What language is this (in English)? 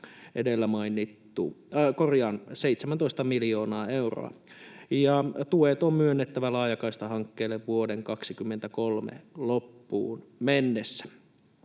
Finnish